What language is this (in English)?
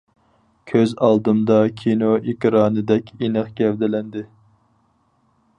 Uyghur